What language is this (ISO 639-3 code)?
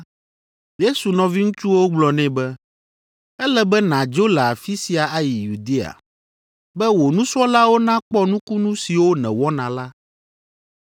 ewe